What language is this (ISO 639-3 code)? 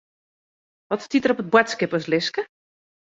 fry